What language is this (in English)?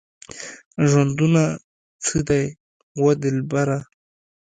Pashto